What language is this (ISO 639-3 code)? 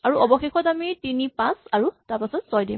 asm